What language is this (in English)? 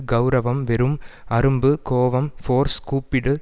Tamil